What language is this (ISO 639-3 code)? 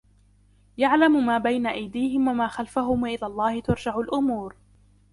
ara